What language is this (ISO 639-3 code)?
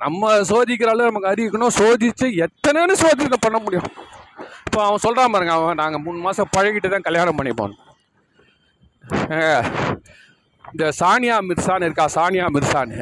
tam